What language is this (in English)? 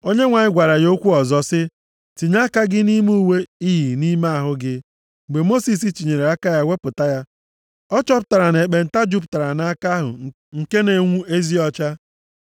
Igbo